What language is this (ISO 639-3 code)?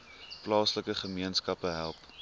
afr